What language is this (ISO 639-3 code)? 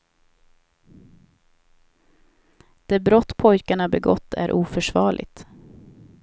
swe